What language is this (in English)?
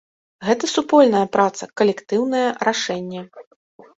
Belarusian